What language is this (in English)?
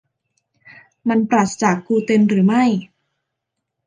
Thai